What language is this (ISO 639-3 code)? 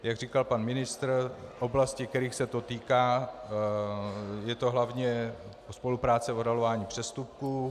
ces